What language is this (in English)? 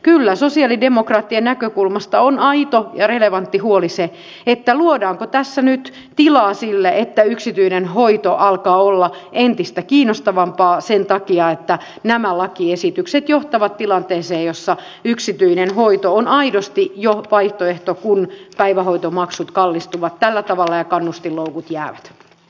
Finnish